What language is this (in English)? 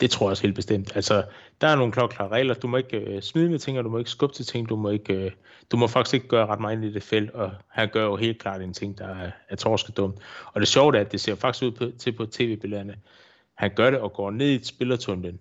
Danish